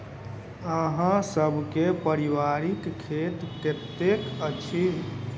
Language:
Maithili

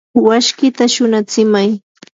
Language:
Yanahuanca Pasco Quechua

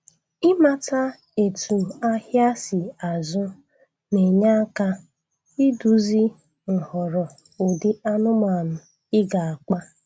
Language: Igbo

